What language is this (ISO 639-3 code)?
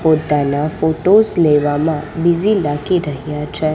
guj